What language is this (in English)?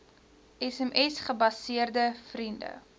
Afrikaans